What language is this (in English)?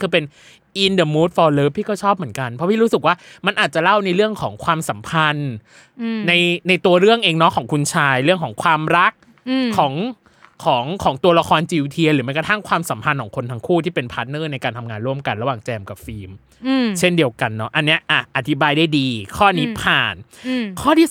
Thai